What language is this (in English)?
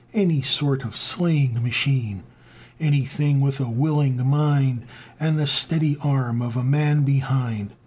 English